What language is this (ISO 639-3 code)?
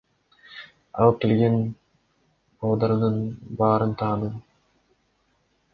kir